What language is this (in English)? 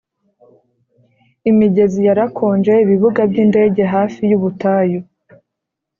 Kinyarwanda